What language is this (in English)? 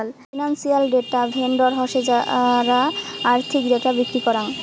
Bangla